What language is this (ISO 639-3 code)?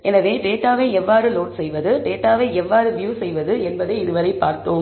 tam